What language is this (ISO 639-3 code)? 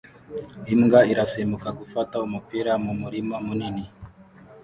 kin